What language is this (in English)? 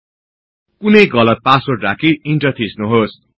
Nepali